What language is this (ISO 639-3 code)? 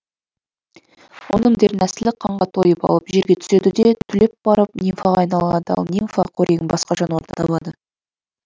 kaz